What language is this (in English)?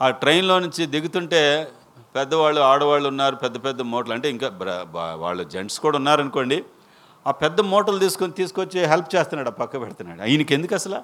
Telugu